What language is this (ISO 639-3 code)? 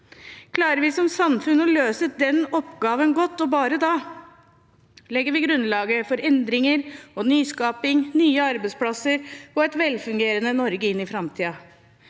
nor